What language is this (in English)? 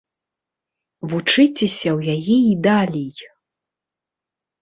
Belarusian